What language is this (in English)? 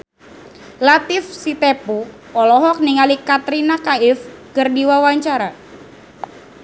Sundanese